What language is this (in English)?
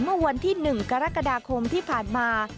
Thai